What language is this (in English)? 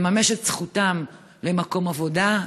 Hebrew